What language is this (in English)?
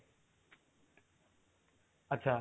Odia